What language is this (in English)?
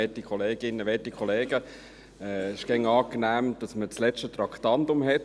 Swiss German